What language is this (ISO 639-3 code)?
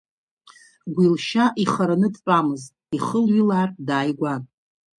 abk